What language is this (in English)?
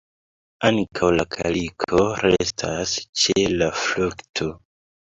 Esperanto